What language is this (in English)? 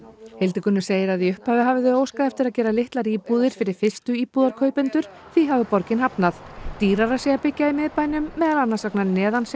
Icelandic